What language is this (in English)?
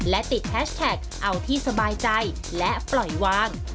Thai